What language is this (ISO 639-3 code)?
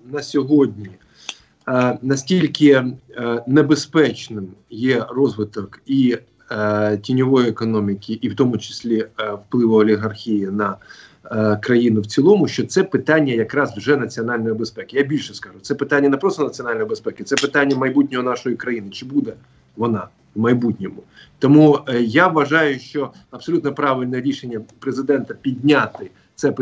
ukr